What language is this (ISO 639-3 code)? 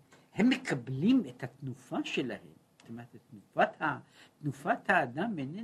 heb